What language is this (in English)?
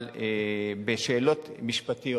Hebrew